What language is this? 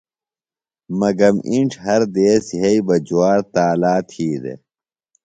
Phalura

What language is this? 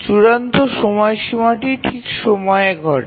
Bangla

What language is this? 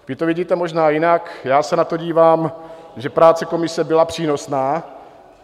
Czech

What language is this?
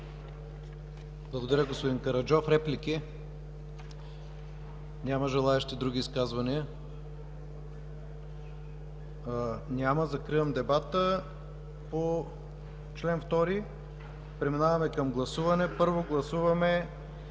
Bulgarian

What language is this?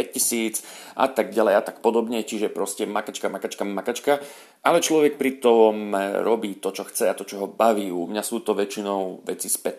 Slovak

